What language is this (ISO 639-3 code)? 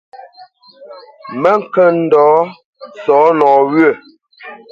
bce